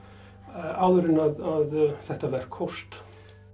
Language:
Icelandic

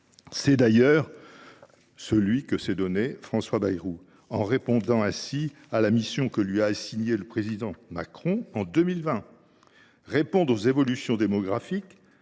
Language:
French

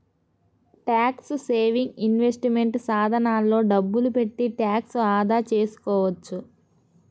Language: Telugu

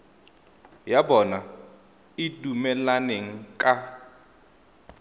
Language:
Tswana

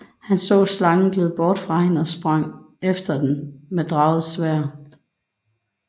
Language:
Danish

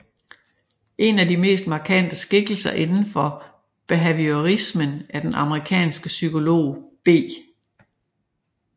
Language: Danish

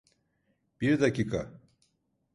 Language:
Turkish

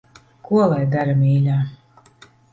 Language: Latvian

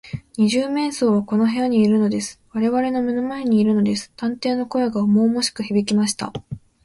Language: Japanese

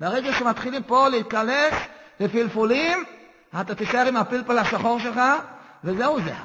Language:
Hebrew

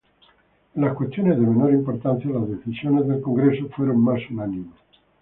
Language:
Spanish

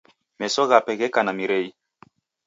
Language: Taita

